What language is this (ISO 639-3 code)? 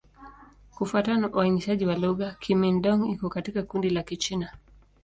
swa